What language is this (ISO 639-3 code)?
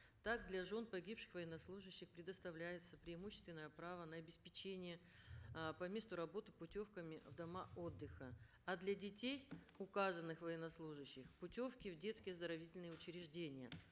kaz